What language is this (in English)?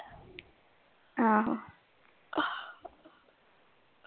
Punjabi